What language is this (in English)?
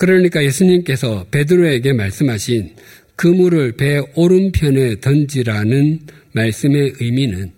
Korean